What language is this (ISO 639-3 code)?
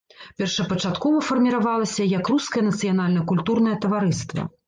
bel